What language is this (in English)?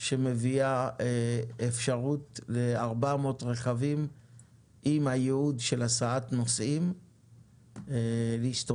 Hebrew